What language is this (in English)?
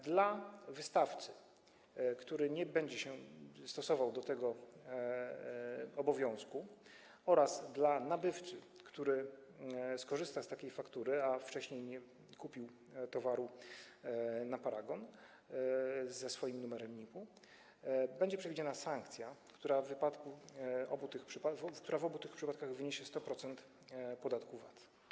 Polish